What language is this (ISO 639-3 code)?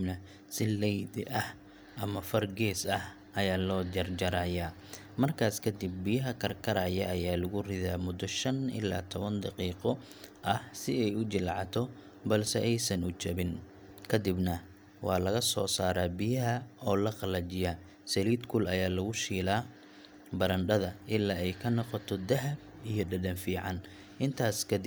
som